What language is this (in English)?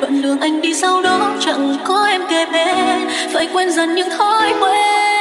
Vietnamese